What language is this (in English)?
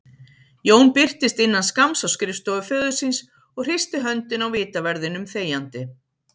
Icelandic